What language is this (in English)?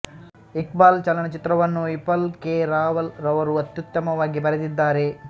Kannada